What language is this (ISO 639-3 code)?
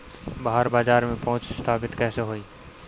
bho